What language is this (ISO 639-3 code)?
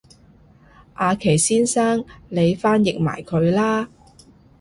yue